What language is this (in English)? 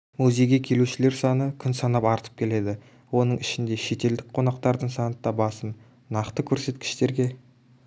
Kazakh